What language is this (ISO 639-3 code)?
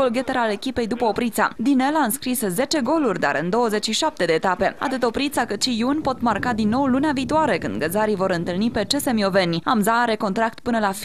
ron